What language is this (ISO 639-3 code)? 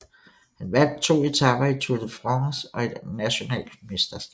dan